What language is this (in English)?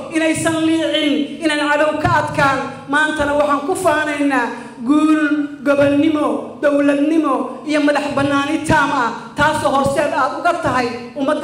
Arabic